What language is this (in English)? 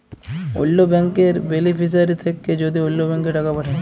Bangla